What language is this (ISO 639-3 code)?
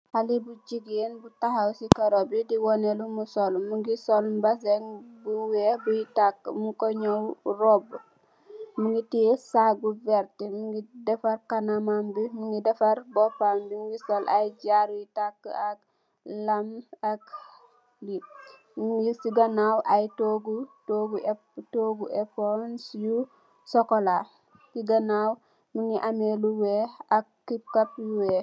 wol